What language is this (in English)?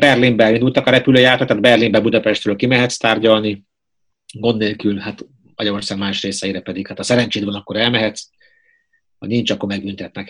Hungarian